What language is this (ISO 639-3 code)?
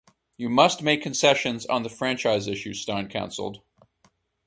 eng